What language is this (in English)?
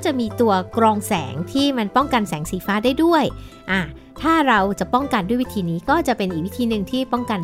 Thai